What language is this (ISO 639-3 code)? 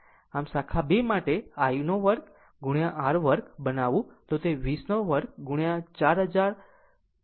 guj